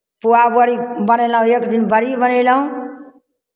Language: Maithili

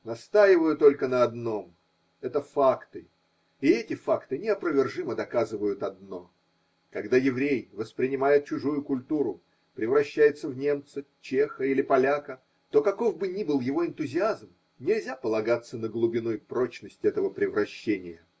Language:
Russian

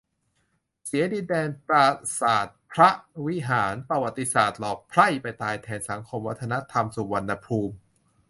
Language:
Thai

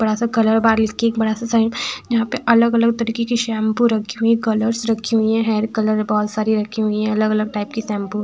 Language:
Hindi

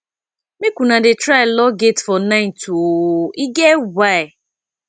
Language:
Nigerian Pidgin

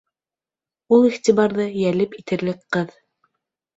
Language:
Bashkir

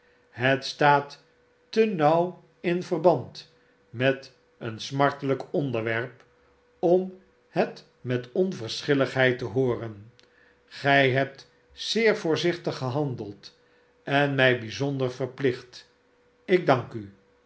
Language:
Dutch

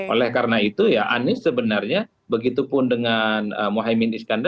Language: Indonesian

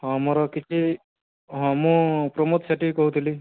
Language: Odia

